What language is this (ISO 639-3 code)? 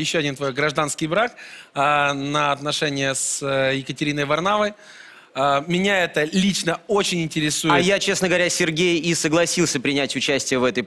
rus